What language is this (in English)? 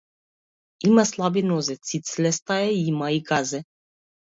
Macedonian